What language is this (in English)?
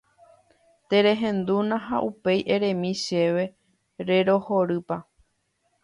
Guarani